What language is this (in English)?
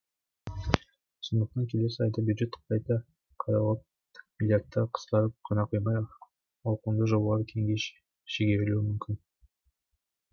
Kazakh